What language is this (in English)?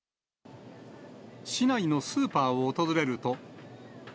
Japanese